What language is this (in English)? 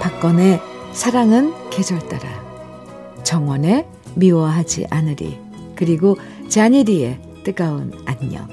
Korean